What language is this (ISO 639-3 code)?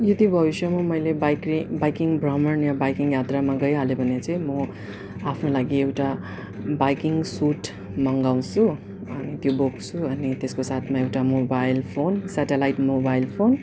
nep